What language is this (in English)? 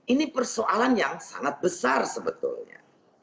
Indonesian